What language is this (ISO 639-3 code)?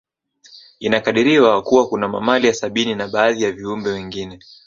swa